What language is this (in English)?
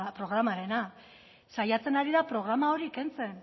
Basque